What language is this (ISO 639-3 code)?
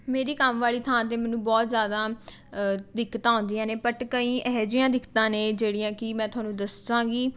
pan